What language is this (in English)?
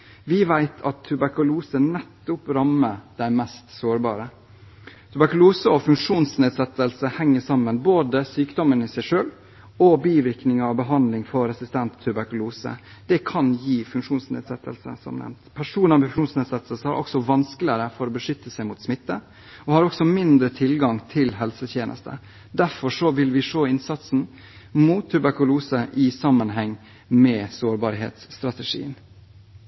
Norwegian Bokmål